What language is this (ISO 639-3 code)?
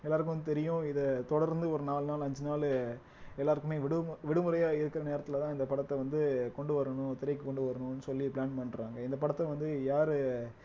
tam